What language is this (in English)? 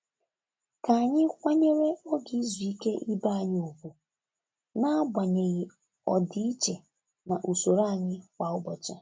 Igbo